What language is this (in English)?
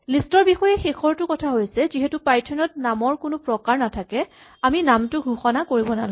Assamese